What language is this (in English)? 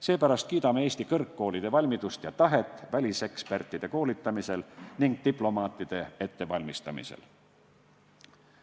Estonian